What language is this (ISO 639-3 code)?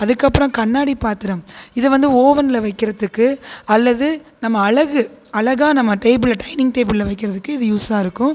tam